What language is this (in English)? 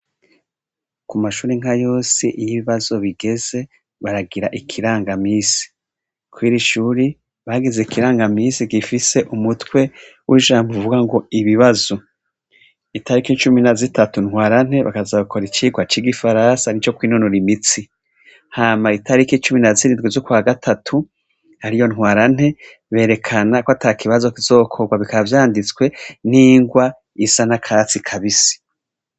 Rundi